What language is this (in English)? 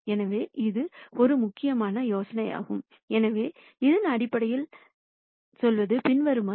Tamil